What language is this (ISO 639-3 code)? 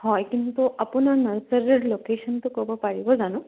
asm